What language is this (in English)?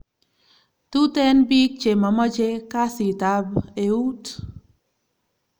Kalenjin